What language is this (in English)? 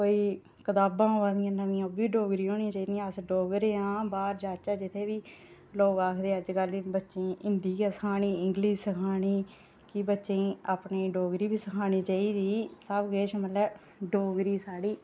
Dogri